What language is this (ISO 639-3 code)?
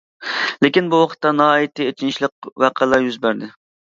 uig